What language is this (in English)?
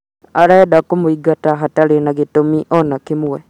Kikuyu